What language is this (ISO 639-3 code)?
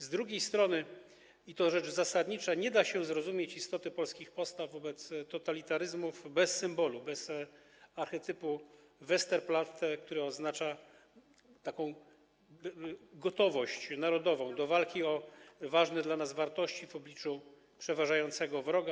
pol